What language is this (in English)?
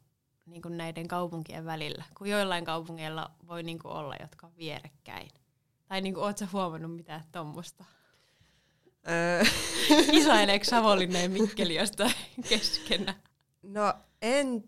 Finnish